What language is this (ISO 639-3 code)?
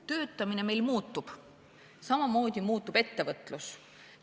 est